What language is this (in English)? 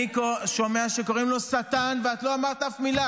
Hebrew